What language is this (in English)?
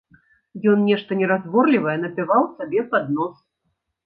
Belarusian